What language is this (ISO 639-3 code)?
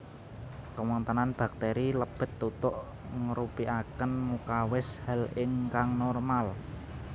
jav